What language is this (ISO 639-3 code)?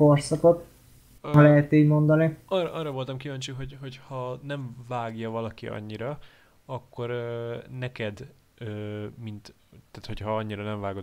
hun